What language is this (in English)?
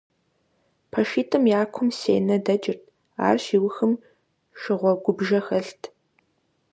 Kabardian